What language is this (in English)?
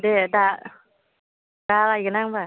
Bodo